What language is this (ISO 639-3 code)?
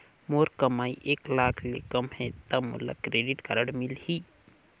hne